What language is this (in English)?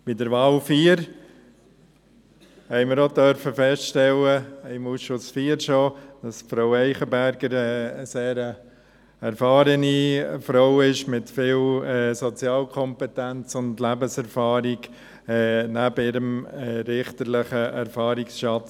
Swiss German